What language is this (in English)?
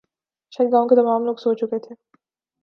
Urdu